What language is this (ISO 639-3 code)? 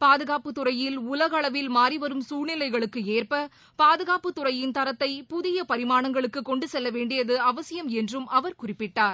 tam